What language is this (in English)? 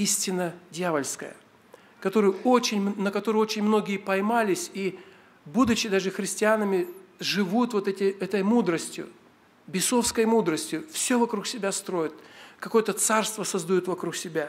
Russian